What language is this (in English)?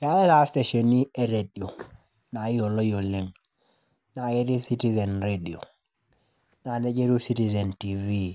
Masai